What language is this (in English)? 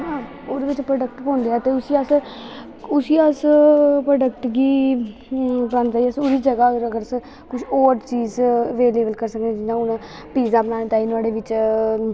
Dogri